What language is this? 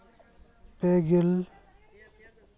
Santali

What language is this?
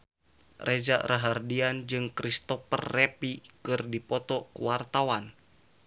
Sundanese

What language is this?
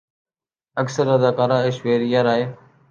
Urdu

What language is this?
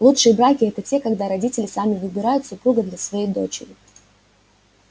Russian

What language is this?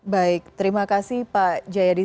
Indonesian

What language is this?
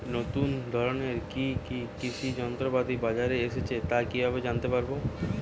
Bangla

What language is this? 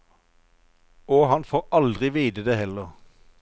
Norwegian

